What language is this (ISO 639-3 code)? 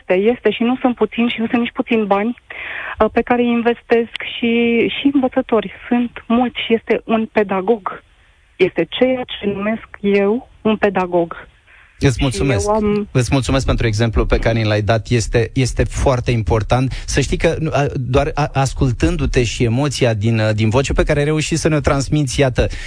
ron